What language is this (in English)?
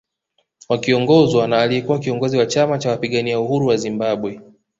Swahili